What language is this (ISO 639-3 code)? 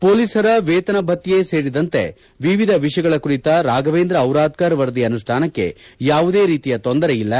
kan